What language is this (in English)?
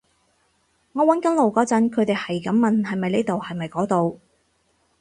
Cantonese